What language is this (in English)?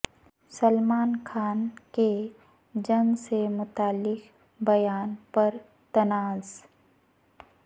Urdu